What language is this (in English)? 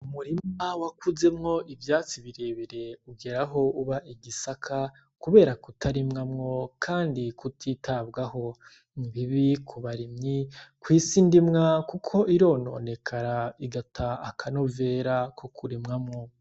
Rundi